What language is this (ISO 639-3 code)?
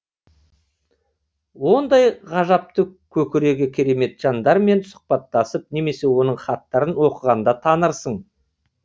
kaz